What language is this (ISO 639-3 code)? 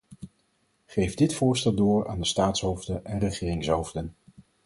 nld